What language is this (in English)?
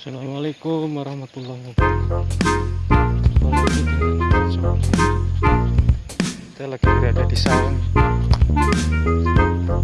Indonesian